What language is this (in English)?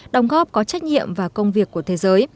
Vietnamese